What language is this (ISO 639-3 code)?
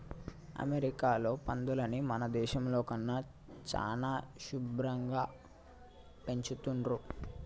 tel